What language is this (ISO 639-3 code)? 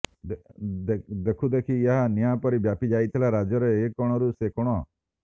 ori